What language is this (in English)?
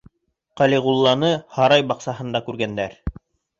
Bashkir